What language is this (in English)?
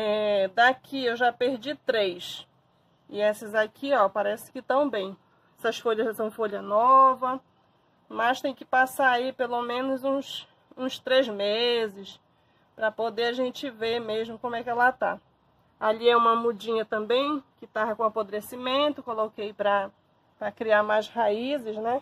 Portuguese